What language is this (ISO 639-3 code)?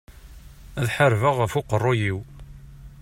kab